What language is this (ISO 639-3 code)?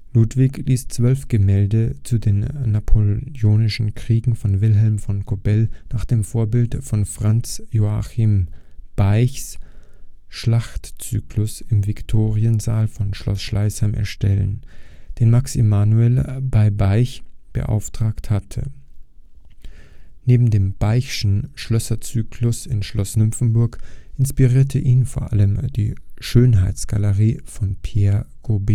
deu